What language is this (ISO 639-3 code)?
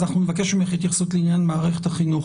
heb